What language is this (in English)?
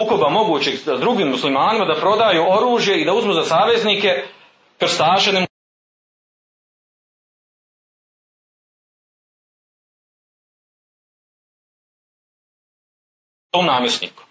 Croatian